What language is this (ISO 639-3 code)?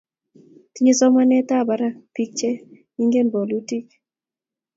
kln